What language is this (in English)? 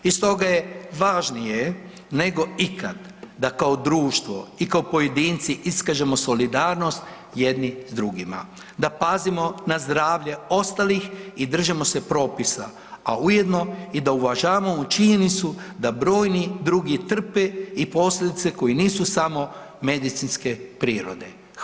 Croatian